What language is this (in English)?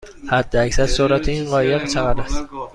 Persian